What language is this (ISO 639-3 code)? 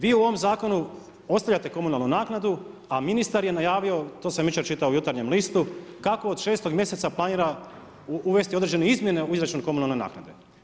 hrv